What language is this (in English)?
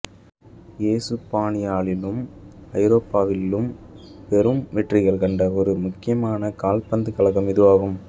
Tamil